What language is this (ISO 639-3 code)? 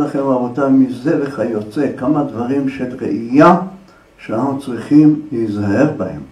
heb